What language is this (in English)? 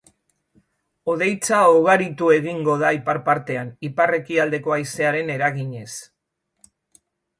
Basque